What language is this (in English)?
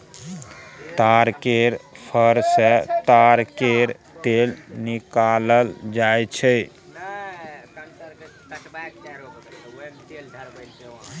Maithili